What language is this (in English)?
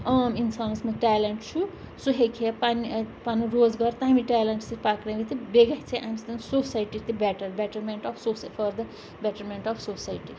Kashmiri